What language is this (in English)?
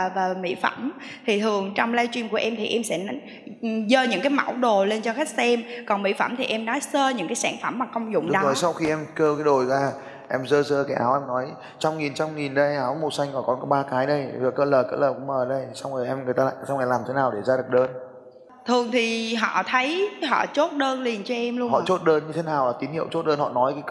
Vietnamese